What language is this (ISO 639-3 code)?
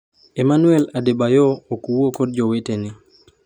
luo